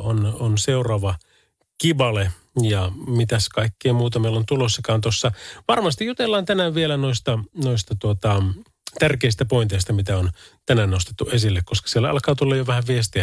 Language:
Finnish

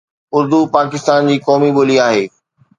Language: Sindhi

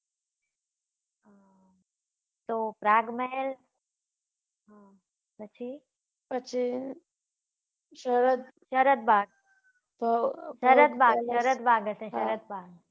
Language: Gujarati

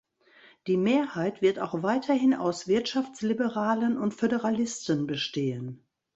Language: German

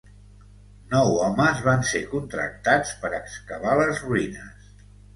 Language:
Catalan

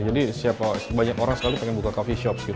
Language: Indonesian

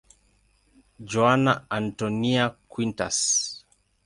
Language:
Swahili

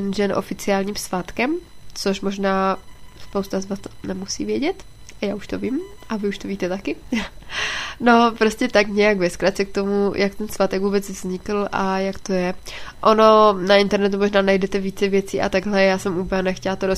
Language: Czech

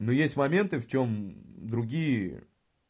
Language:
Russian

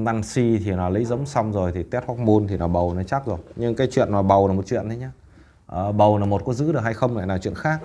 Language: Vietnamese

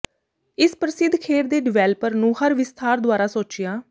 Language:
Punjabi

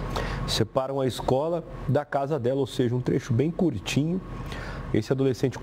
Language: Portuguese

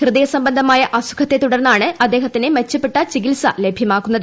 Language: Malayalam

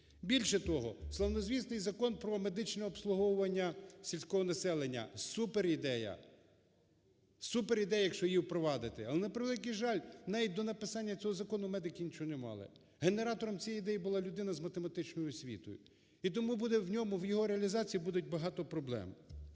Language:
Ukrainian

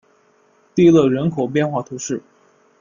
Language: Chinese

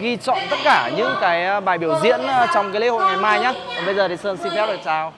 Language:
Vietnamese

